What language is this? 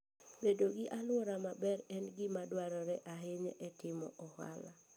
Luo (Kenya and Tanzania)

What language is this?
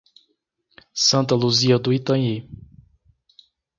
Portuguese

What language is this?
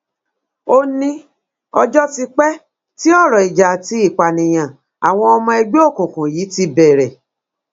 Yoruba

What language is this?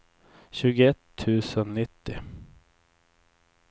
Swedish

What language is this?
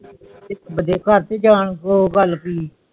Punjabi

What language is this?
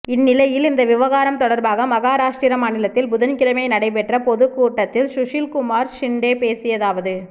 Tamil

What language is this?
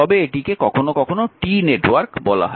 Bangla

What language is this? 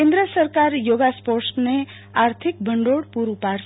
Gujarati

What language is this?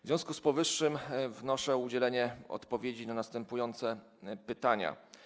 Polish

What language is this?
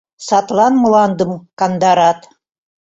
Mari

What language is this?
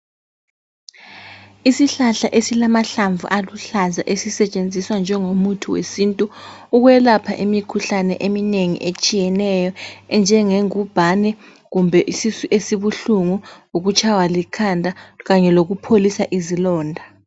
North Ndebele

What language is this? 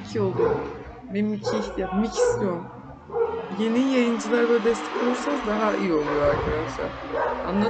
Turkish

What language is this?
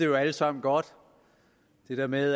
Danish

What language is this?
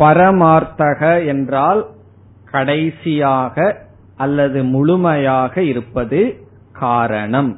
Tamil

